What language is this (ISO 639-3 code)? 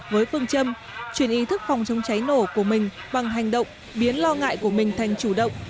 vie